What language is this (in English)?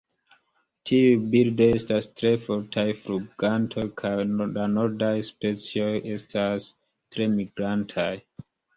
Esperanto